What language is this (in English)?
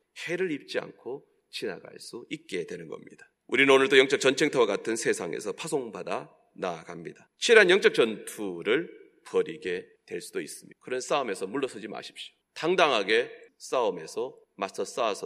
Korean